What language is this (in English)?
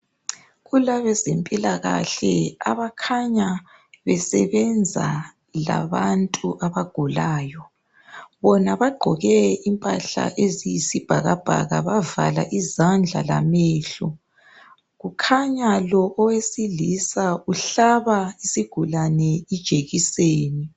North Ndebele